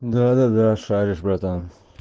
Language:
Russian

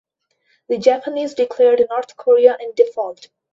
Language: English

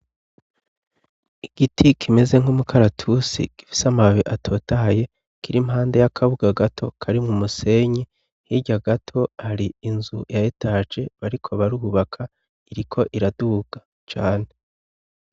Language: Rundi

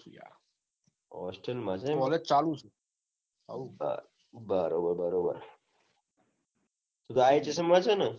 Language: Gujarati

